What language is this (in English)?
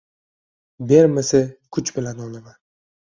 Uzbek